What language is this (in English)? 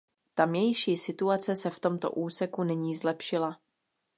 Czech